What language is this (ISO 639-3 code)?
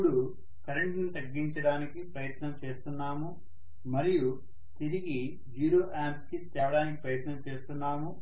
tel